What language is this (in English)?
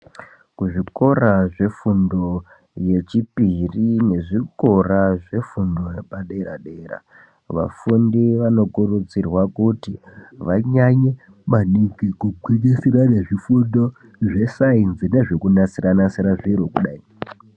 Ndau